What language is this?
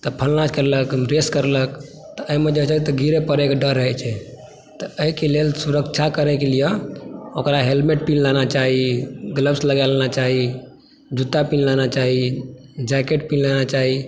Maithili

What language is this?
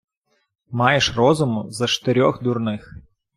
Ukrainian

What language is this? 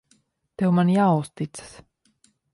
Latvian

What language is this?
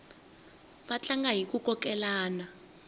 Tsonga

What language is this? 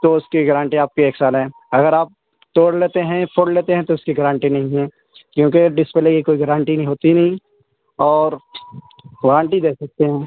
Urdu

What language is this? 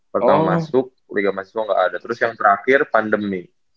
Indonesian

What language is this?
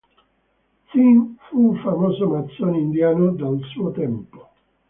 Italian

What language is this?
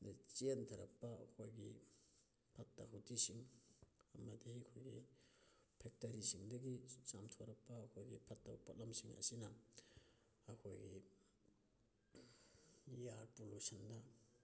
Manipuri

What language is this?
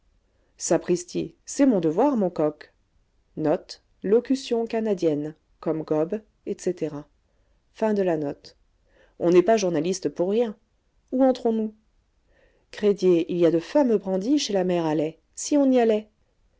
French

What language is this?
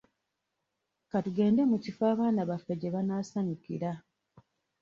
Ganda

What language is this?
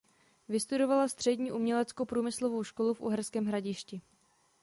Czech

